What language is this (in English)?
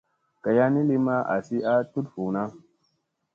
Musey